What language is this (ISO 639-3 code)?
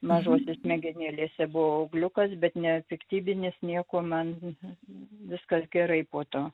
lit